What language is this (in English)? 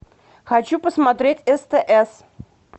Russian